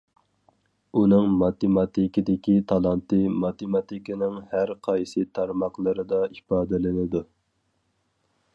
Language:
Uyghur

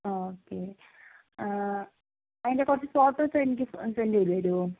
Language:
Malayalam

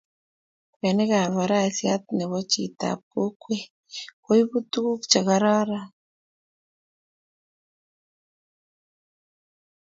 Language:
Kalenjin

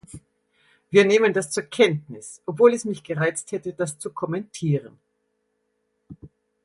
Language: German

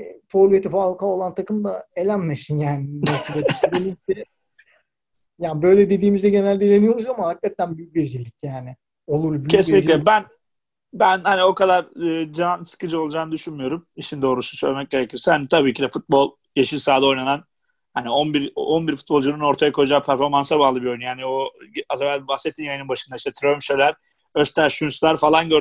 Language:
Turkish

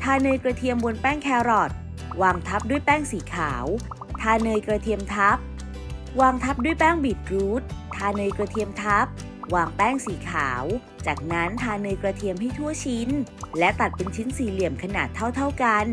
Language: Thai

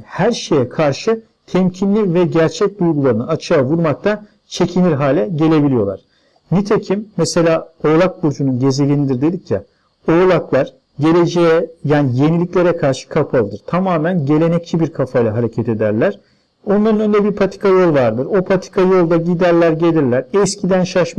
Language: Turkish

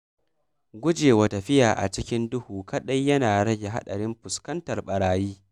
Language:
Hausa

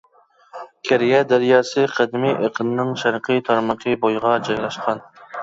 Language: Uyghur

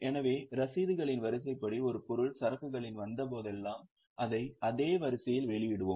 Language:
Tamil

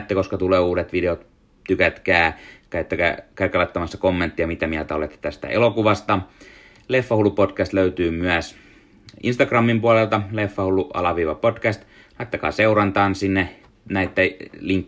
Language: Finnish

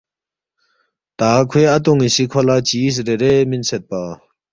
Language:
Balti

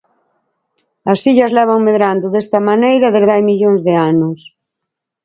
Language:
Galician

